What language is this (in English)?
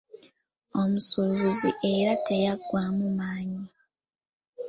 Ganda